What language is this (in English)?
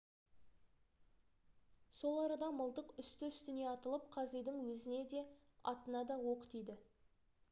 Kazakh